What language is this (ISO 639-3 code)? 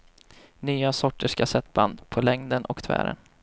swe